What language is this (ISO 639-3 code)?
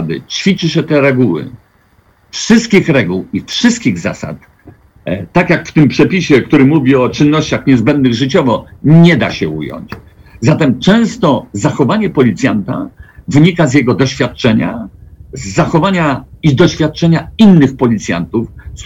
pol